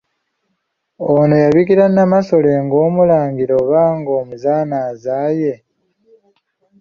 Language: Ganda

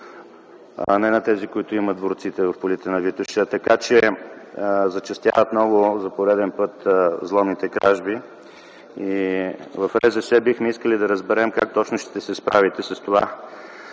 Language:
Bulgarian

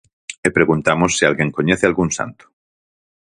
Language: Galician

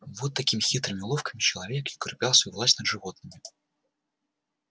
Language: Russian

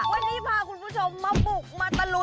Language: Thai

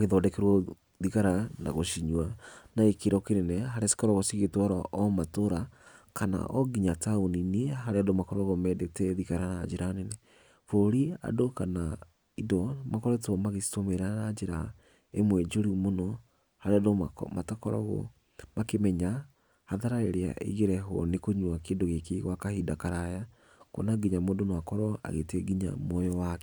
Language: Kikuyu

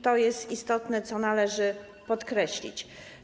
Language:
Polish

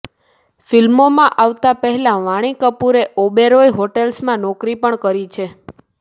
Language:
Gujarati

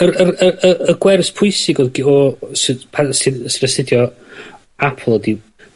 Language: Welsh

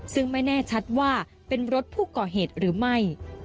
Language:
Thai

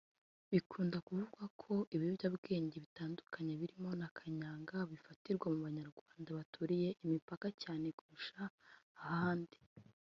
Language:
Kinyarwanda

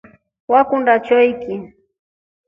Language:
Rombo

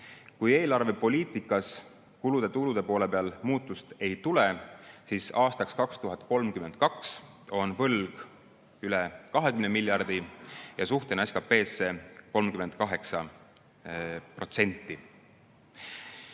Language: Estonian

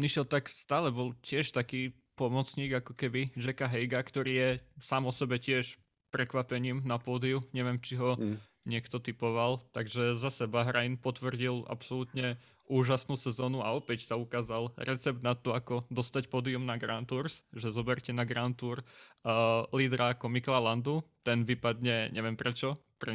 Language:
Slovak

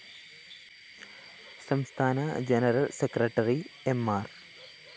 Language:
Malayalam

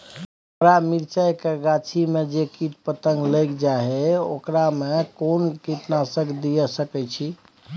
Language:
Maithili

